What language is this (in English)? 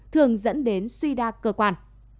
Vietnamese